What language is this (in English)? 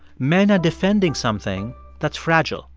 English